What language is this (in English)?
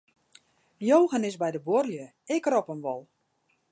Western Frisian